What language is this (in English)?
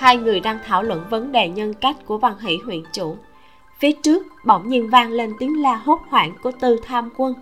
Vietnamese